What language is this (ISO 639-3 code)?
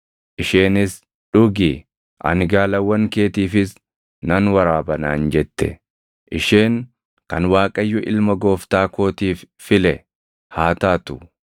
orm